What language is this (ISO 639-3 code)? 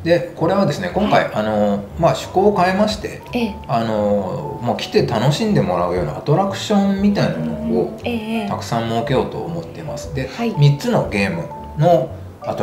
jpn